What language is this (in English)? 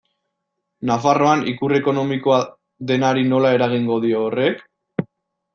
Basque